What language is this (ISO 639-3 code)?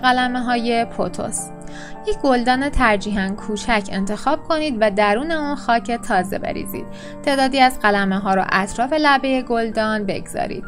fas